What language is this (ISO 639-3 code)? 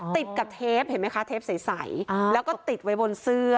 tha